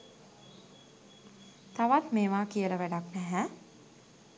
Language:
Sinhala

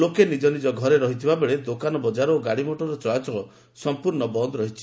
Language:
Odia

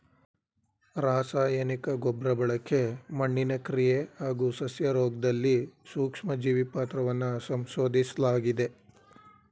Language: Kannada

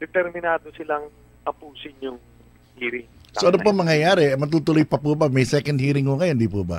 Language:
Filipino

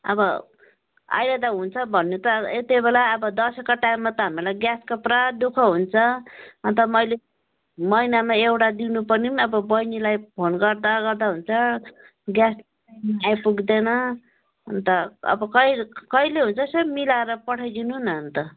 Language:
Nepali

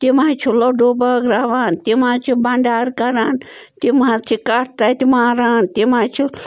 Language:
Kashmiri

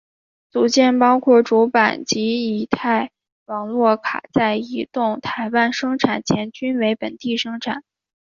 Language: Chinese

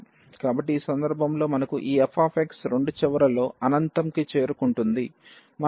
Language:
Telugu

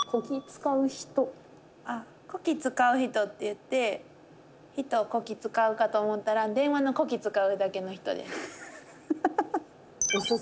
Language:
Japanese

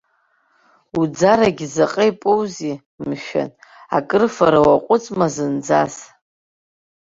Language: Abkhazian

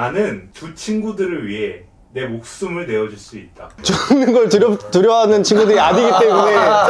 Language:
Korean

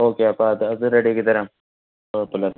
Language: Malayalam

